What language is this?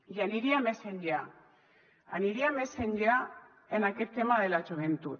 Catalan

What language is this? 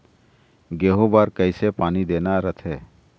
Chhattisgarhi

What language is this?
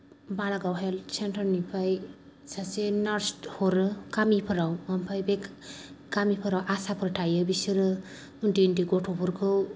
Bodo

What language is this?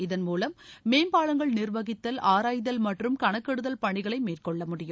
Tamil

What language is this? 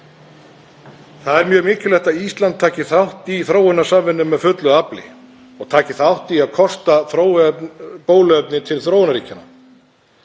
Icelandic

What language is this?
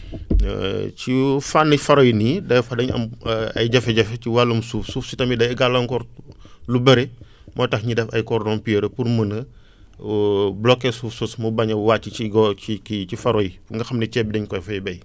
Wolof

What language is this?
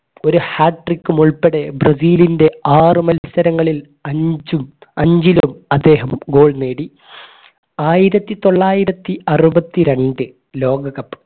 Malayalam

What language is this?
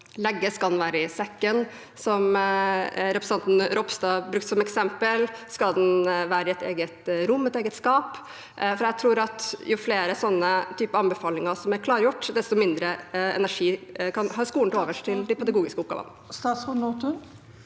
Norwegian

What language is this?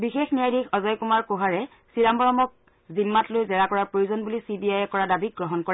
Assamese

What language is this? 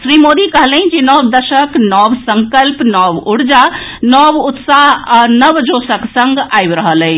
Maithili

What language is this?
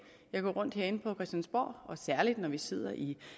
Danish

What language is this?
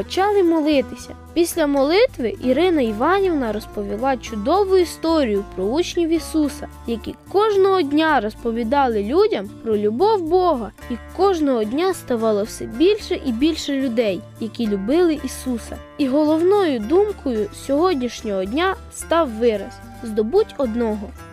Ukrainian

